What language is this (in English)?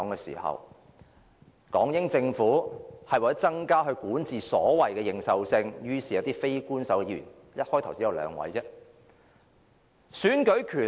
Cantonese